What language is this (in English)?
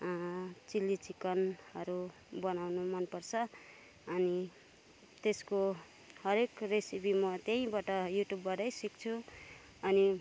Nepali